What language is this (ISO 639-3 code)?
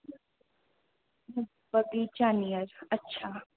mai